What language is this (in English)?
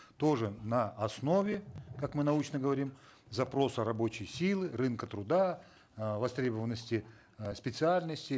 Kazakh